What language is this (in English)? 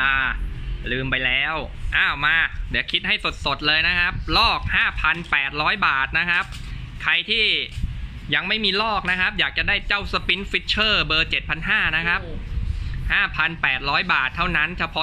Thai